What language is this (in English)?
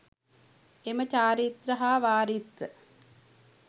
Sinhala